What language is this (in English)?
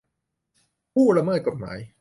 Thai